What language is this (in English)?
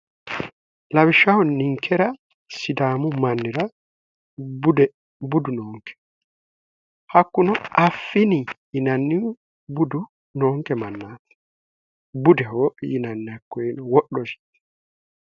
Sidamo